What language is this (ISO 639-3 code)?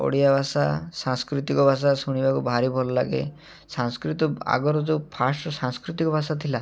ori